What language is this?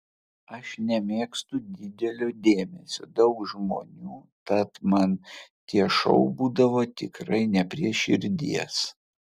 Lithuanian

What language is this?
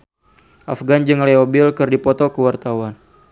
Sundanese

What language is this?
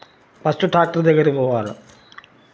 Telugu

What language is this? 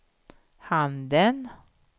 Swedish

